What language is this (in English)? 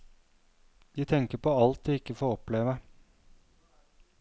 Norwegian